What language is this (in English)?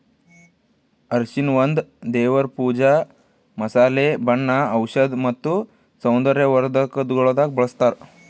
Kannada